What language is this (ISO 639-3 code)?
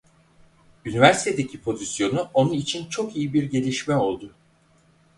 tur